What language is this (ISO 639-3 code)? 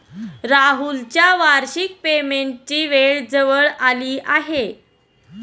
mar